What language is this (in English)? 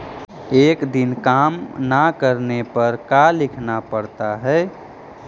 Magahi